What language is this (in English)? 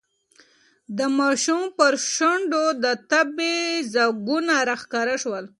Pashto